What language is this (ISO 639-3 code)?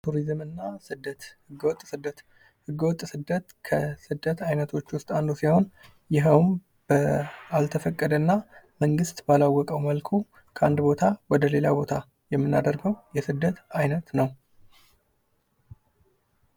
amh